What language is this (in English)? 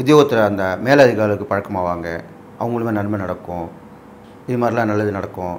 Tamil